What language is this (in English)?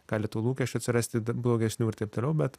Lithuanian